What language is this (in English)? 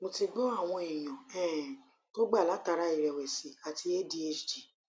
Yoruba